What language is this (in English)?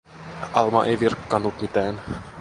Finnish